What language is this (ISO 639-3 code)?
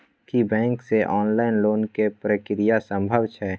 mai